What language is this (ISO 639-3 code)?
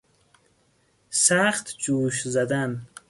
fas